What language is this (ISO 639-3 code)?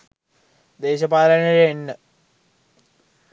sin